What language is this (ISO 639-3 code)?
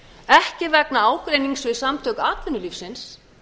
isl